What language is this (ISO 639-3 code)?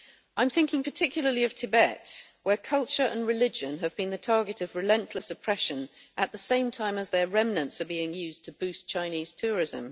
eng